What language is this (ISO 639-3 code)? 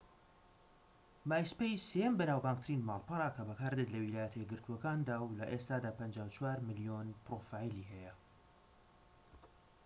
ckb